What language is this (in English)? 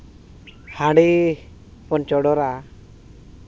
Santali